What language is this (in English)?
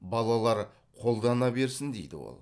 Kazakh